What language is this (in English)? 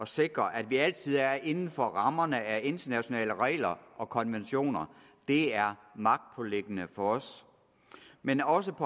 Danish